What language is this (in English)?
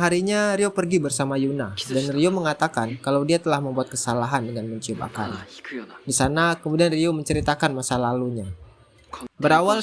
Indonesian